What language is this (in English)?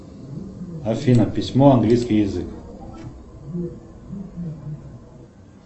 Russian